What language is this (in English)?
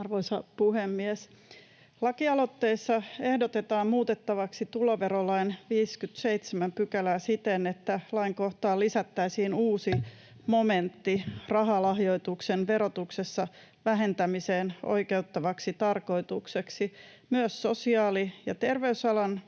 Finnish